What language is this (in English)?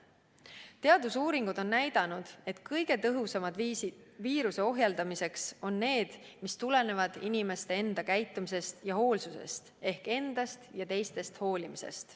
Estonian